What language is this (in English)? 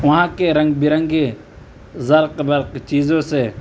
Urdu